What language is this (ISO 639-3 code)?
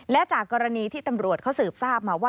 tha